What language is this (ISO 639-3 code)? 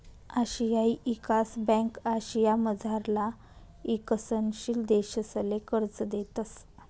mar